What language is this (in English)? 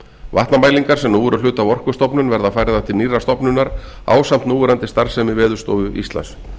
Icelandic